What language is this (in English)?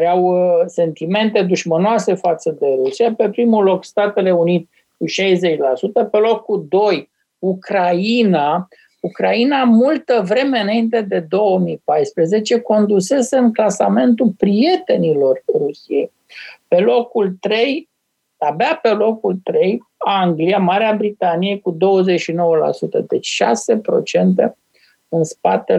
Romanian